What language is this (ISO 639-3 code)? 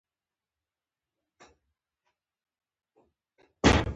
pus